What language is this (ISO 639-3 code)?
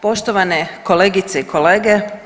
hrv